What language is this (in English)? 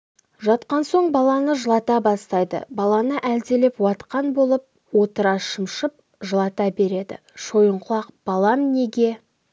Kazakh